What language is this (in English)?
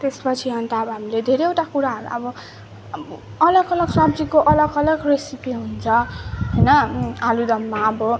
Nepali